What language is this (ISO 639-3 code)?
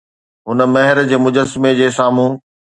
snd